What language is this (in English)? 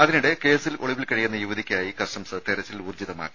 Malayalam